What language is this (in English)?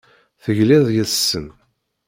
Kabyle